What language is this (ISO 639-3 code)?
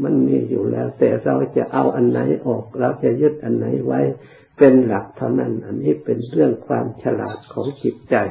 tha